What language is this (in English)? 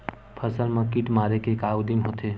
Chhattisgarhi